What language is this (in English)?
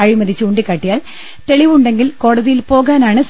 Malayalam